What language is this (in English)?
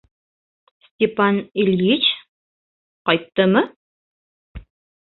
Bashkir